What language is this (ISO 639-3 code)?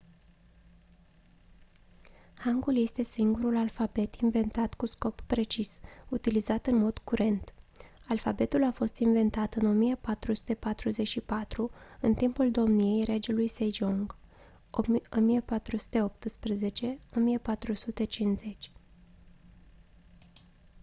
ron